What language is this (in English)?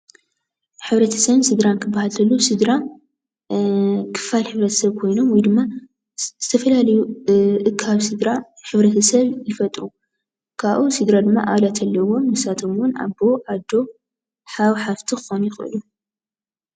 Tigrinya